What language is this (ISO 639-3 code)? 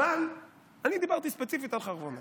heb